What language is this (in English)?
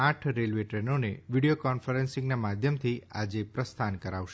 Gujarati